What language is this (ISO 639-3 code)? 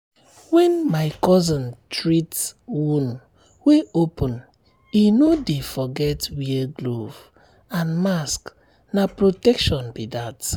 pcm